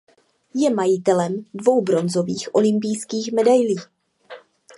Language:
Czech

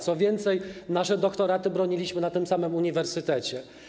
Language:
Polish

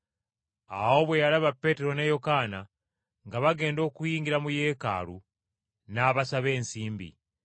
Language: Ganda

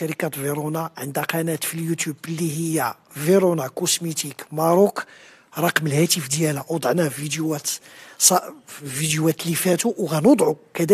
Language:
Arabic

